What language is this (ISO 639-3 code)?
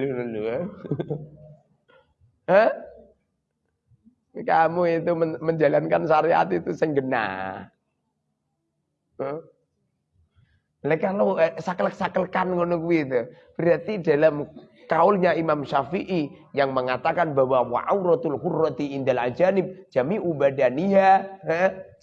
ind